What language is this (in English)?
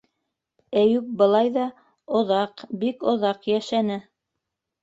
Bashkir